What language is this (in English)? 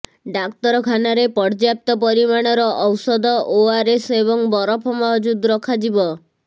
Odia